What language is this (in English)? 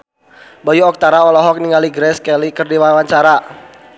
Sundanese